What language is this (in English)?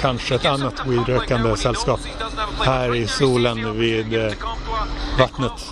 Swedish